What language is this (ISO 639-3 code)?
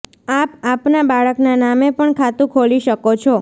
guj